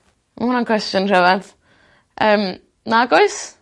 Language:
Welsh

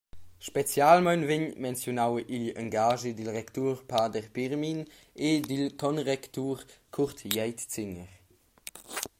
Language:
Romansh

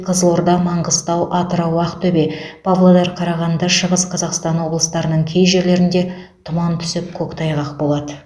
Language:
Kazakh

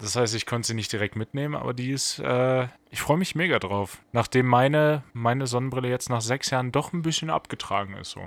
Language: German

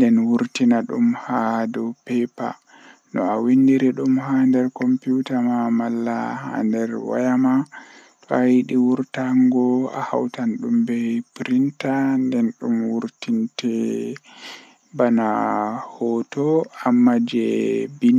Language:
Western Niger Fulfulde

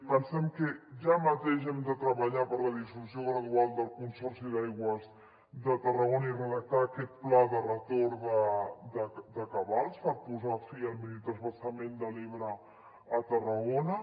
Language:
Catalan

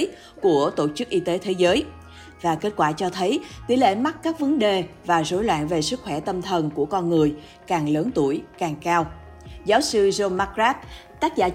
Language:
Vietnamese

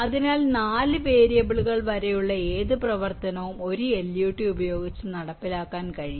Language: Malayalam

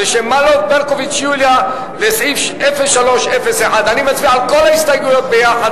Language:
Hebrew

